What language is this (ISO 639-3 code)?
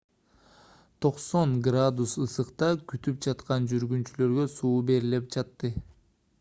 kir